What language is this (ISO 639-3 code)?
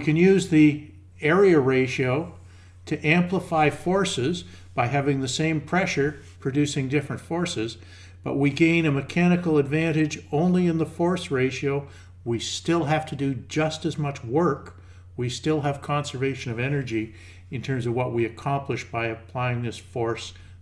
eng